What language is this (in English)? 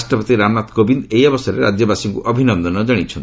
Odia